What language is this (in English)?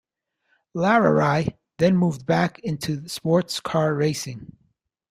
English